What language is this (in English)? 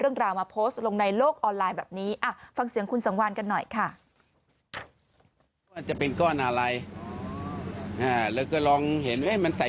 Thai